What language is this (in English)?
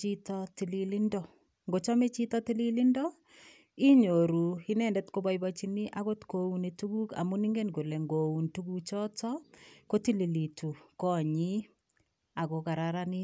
Kalenjin